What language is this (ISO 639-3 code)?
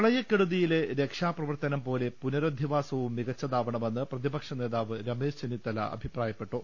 mal